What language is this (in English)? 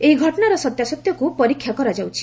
Odia